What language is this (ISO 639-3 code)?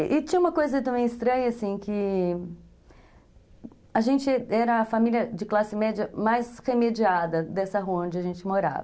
por